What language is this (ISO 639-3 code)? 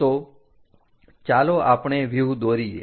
guj